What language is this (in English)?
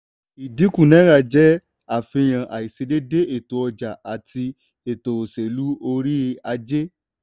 Yoruba